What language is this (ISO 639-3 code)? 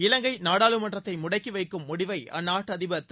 tam